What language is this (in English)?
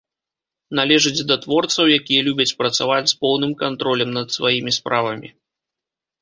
Belarusian